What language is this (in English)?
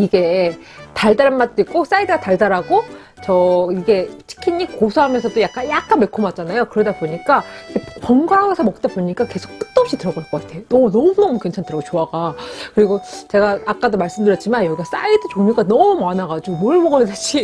Korean